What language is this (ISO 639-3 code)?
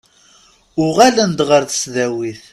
kab